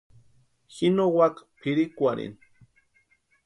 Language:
Western Highland Purepecha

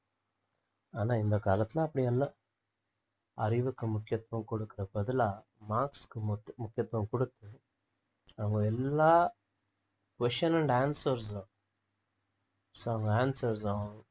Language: Tamil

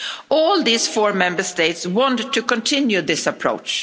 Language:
English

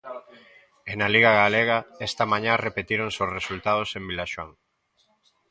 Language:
Galician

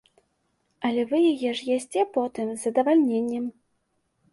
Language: Belarusian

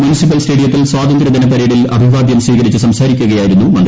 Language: Malayalam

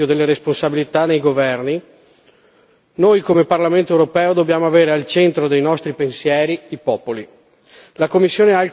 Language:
Italian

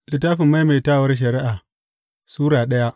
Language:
Hausa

